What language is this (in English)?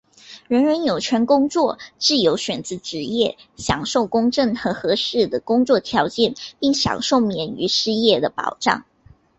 Chinese